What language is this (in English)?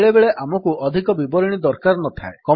Odia